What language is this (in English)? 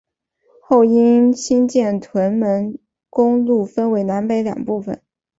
Chinese